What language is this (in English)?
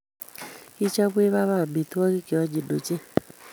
Kalenjin